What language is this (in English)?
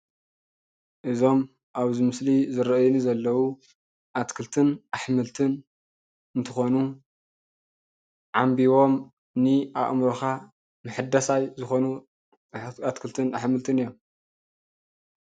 Tigrinya